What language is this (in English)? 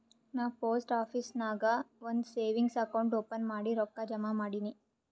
Kannada